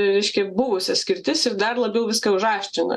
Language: Lithuanian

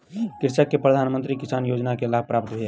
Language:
Maithili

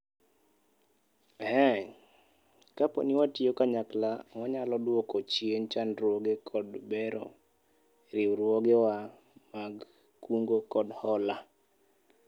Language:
Luo (Kenya and Tanzania)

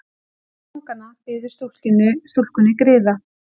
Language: Icelandic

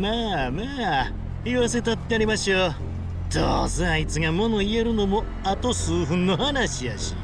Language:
Japanese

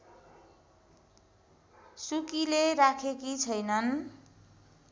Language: Nepali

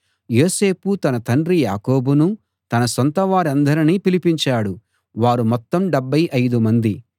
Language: Telugu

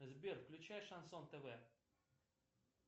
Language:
Russian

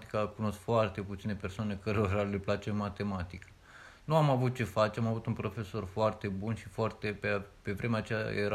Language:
Romanian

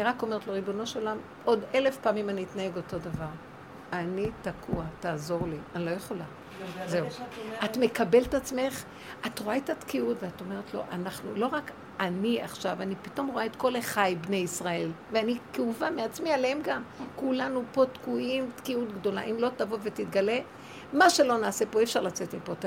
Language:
Hebrew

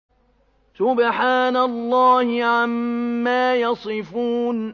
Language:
Arabic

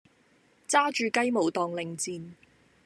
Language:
Cantonese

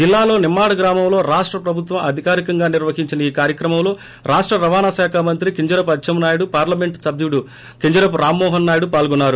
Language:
Telugu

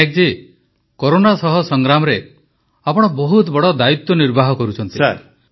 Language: Odia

